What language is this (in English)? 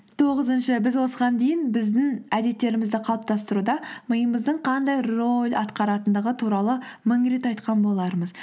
Kazakh